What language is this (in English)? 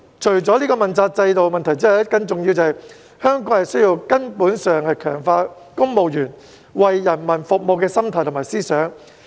Cantonese